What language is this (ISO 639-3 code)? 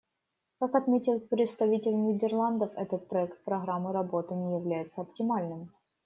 rus